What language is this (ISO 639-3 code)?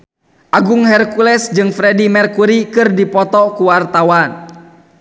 sun